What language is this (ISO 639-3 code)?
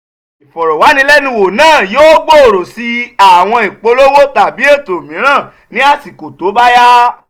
yor